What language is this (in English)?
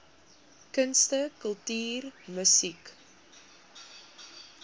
Afrikaans